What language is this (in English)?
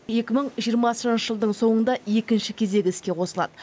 Kazakh